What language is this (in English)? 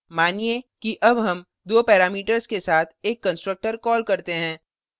Hindi